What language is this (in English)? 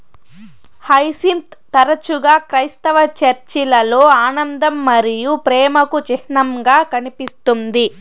Telugu